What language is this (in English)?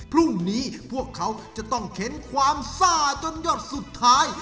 Thai